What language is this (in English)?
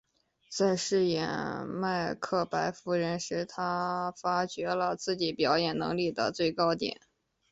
Chinese